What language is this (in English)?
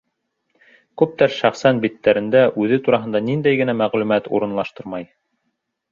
Bashkir